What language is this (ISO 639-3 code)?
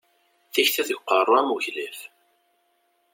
kab